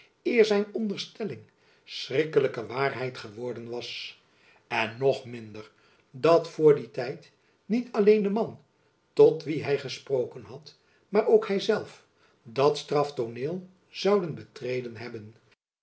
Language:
Dutch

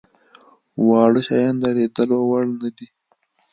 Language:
Pashto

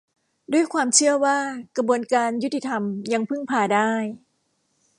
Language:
Thai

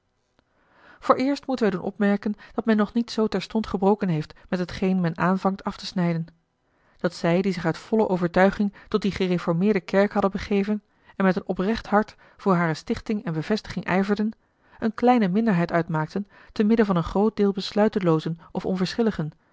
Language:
Dutch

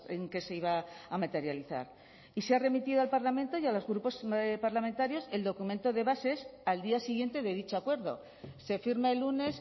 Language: Spanish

